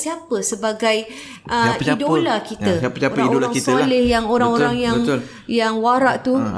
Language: Malay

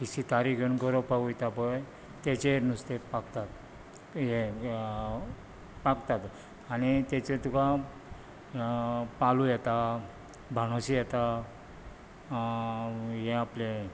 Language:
Konkani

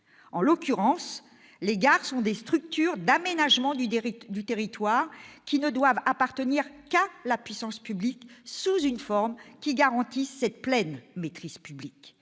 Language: French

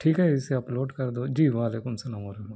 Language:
Urdu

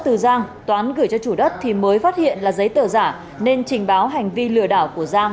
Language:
Vietnamese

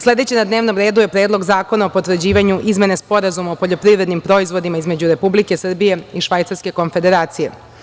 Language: Serbian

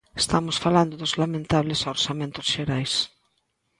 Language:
Galician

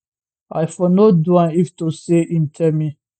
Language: Nigerian Pidgin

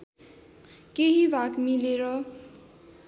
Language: Nepali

